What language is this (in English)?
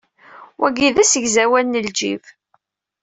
Kabyle